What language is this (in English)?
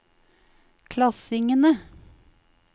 Norwegian